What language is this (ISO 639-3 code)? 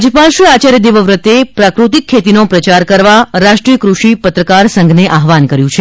guj